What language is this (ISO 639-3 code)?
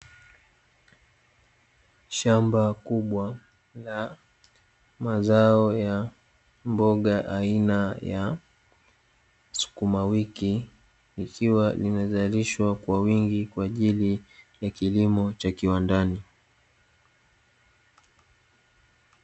swa